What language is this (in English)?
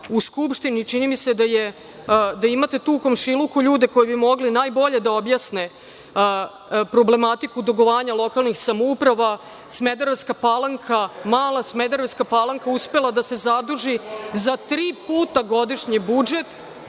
Serbian